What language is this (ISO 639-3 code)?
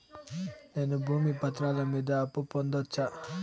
tel